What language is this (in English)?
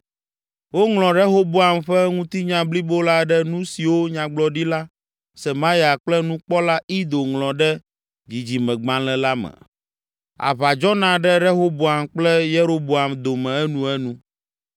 Ewe